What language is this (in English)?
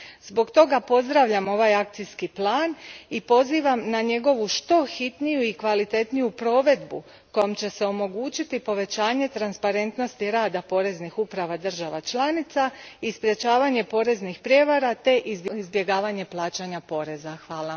Croatian